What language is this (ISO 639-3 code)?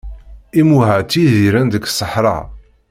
kab